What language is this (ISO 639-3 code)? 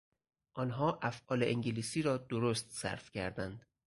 fas